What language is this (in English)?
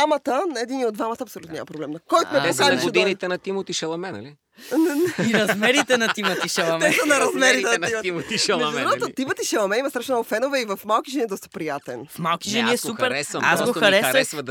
Bulgarian